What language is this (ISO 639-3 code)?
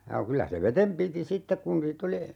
fin